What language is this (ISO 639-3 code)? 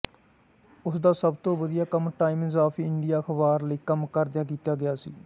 pan